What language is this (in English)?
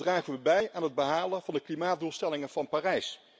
Dutch